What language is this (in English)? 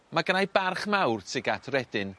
Welsh